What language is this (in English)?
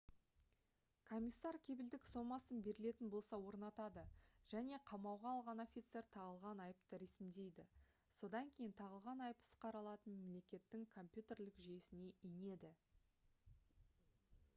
Kazakh